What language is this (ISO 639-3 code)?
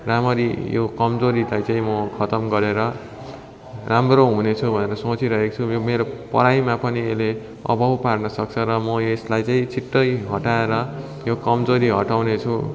nep